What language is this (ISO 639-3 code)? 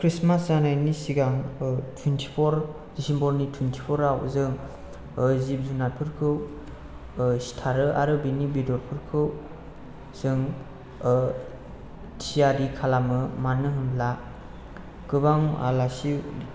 brx